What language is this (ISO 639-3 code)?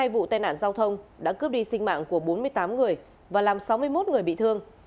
vie